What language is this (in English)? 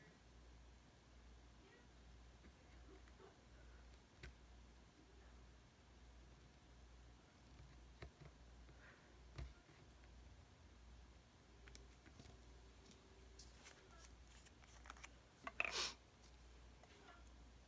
English